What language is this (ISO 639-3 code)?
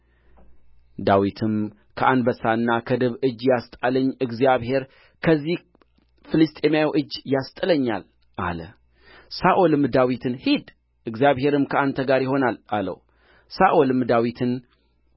amh